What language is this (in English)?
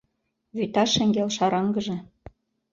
Mari